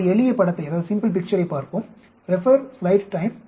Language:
Tamil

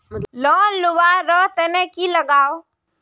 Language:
Magahi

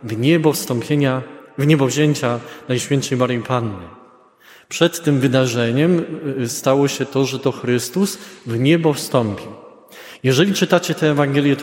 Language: Polish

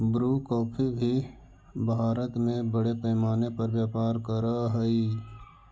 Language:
Magahi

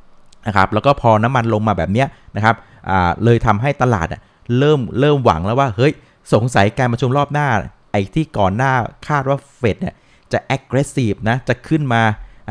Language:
Thai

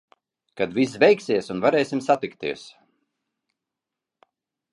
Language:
Latvian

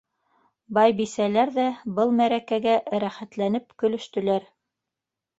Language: Bashkir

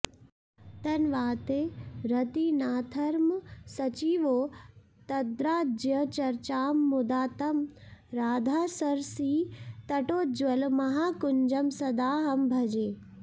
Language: Sanskrit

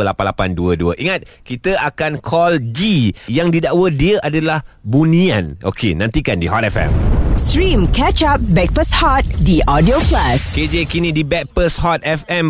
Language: Malay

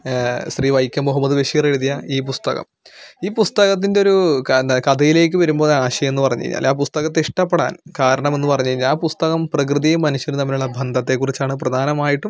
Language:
Malayalam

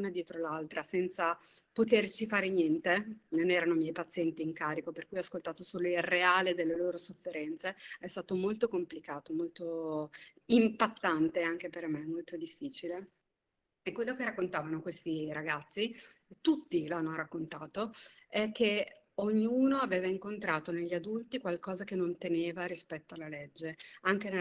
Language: Italian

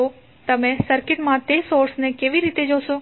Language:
Gujarati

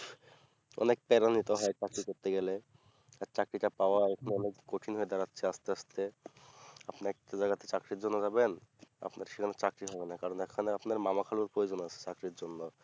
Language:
Bangla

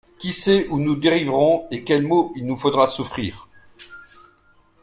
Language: French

